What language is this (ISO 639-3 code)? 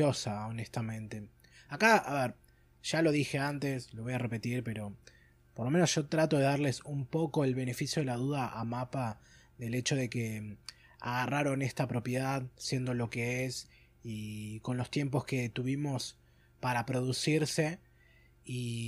spa